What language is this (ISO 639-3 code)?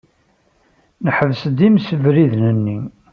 kab